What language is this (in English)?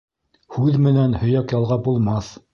Bashkir